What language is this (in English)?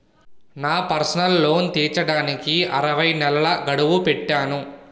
Telugu